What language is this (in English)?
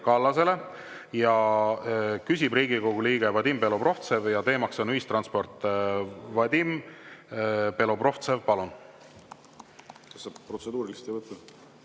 Estonian